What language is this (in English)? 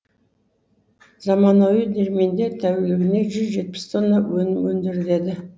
Kazakh